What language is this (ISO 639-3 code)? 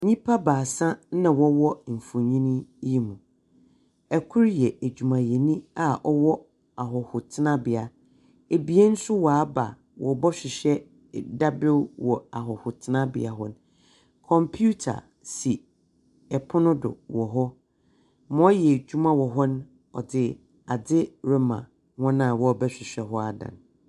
aka